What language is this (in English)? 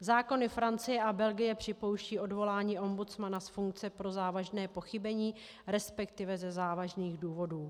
Czech